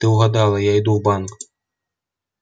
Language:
Russian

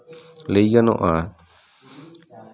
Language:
Santali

